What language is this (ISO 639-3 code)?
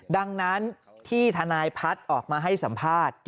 tha